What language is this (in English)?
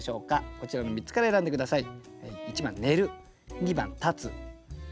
Japanese